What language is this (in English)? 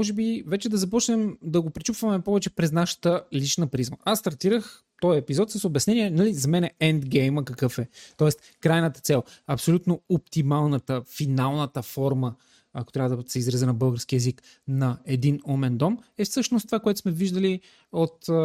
Bulgarian